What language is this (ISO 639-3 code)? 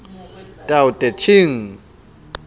sot